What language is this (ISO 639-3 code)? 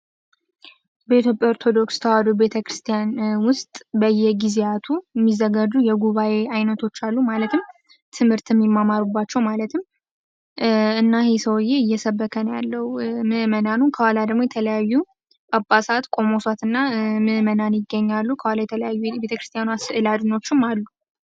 amh